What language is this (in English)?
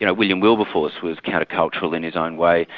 English